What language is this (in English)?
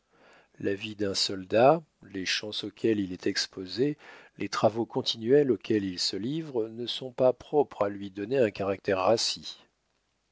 French